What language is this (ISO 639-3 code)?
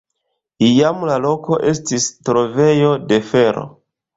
epo